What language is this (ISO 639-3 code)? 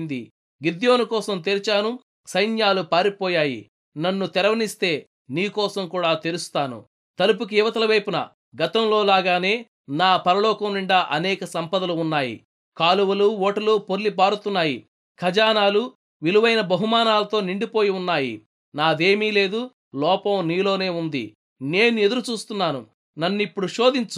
tel